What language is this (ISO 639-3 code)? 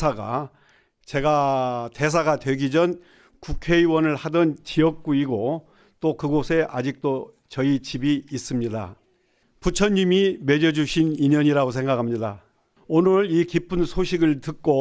kor